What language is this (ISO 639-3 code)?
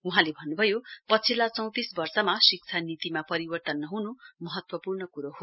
nep